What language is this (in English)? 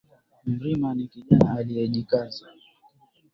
Swahili